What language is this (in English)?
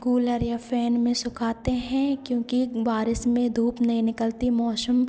Hindi